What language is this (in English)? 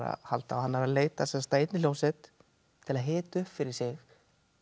Icelandic